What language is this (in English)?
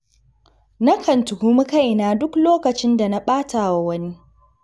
Hausa